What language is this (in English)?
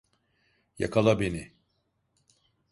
Turkish